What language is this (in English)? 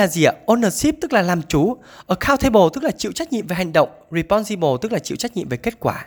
Vietnamese